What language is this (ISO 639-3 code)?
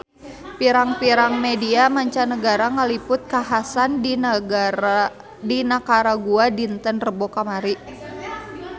sun